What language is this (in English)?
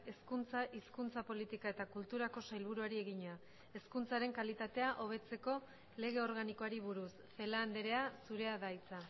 Basque